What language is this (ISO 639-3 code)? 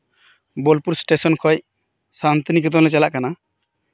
sat